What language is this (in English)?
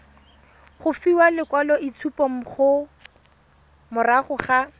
Tswana